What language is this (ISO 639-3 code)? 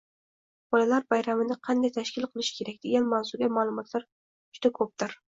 uzb